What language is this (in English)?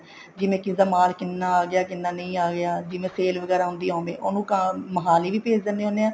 Punjabi